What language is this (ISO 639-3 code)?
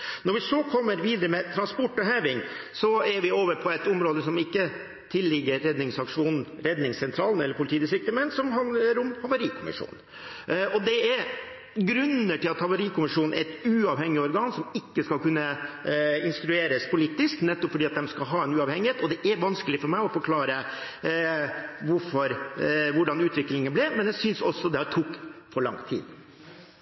nor